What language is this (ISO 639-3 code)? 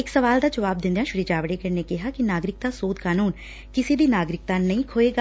pan